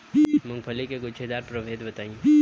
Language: Bhojpuri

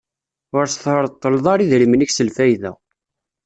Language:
Kabyle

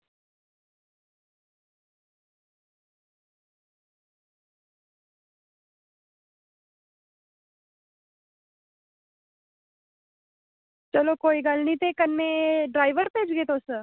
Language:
Dogri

